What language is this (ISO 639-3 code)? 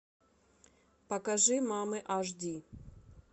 rus